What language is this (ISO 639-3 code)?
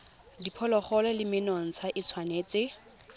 tsn